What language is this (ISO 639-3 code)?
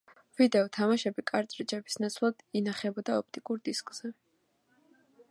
kat